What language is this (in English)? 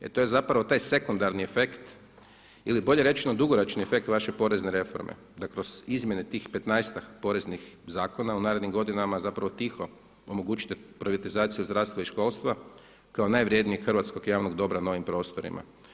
Croatian